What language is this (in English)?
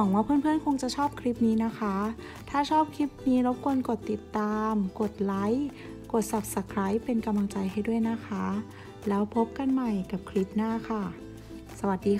Thai